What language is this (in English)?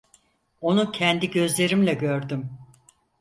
Turkish